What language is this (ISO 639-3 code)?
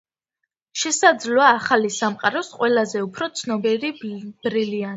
kat